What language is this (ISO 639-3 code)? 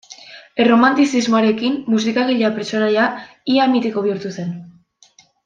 eus